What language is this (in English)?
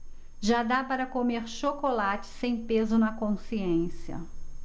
Portuguese